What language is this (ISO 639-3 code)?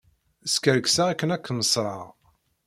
kab